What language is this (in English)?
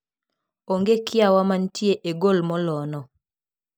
Luo (Kenya and Tanzania)